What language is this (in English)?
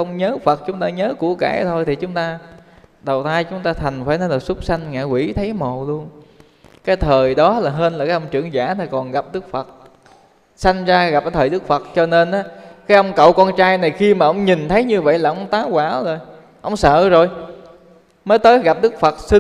Vietnamese